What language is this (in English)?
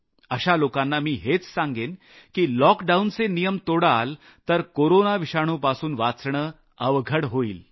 Marathi